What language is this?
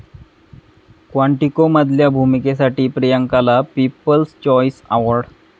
Marathi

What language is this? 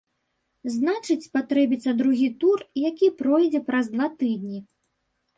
Belarusian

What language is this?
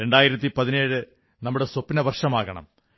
Malayalam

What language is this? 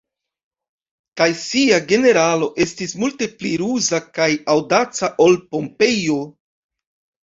Esperanto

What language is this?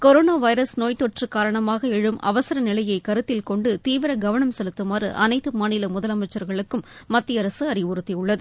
Tamil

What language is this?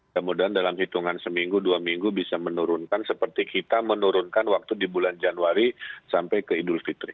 Indonesian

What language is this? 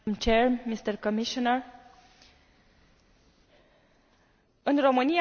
Romanian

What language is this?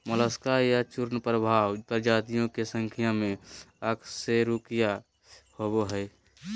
Magahi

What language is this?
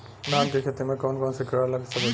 Bhojpuri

